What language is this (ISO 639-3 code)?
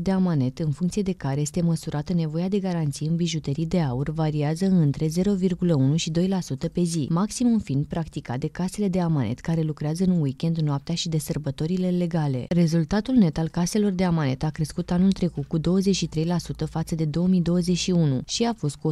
ron